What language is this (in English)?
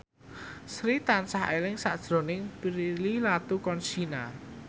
Javanese